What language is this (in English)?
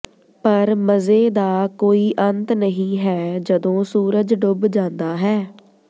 Punjabi